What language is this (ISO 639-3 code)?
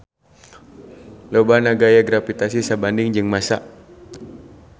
sun